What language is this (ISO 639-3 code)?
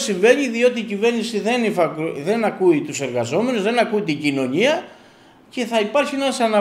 ell